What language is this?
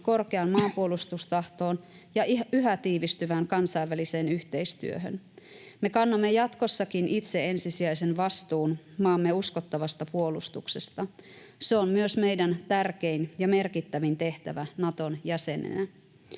Finnish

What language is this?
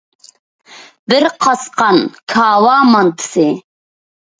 Uyghur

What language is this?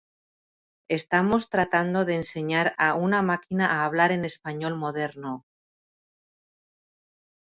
Spanish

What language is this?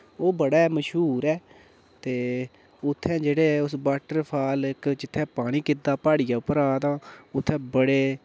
Dogri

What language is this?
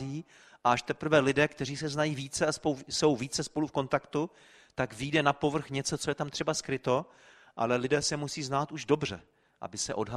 Czech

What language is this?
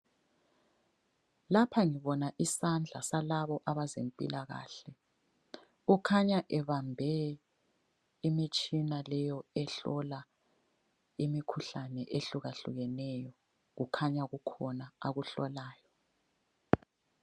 North Ndebele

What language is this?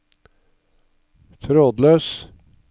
Norwegian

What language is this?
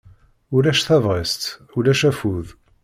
Kabyle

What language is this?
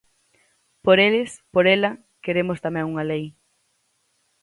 Galician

